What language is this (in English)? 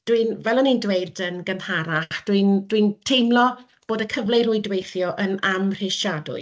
Welsh